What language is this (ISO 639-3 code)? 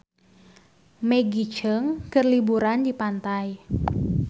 sun